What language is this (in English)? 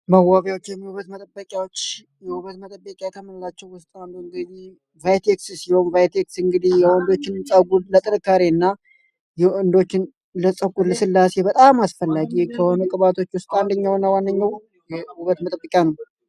Amharic